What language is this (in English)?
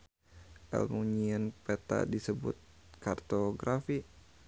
Sundanese